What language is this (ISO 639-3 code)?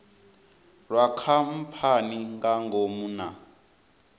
ven